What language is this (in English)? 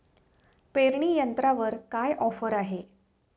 Marathi